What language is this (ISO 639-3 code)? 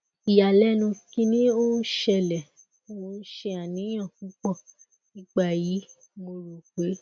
yor